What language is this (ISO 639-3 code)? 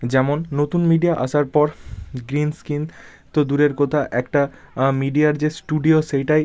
ben